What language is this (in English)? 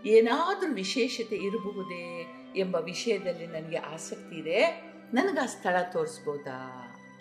Kannada